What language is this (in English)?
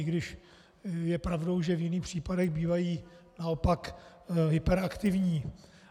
Czech